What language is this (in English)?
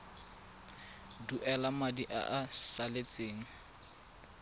Tswana